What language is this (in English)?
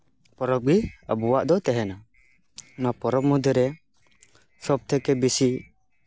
Santali